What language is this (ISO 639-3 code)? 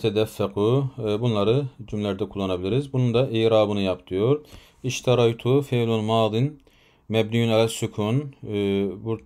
tur